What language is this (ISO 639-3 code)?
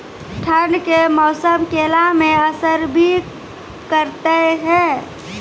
mai